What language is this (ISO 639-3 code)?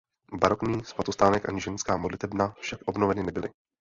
ces